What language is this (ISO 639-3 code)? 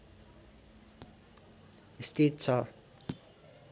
nep